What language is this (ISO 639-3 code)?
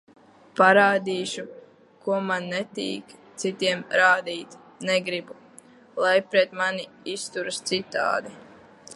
lav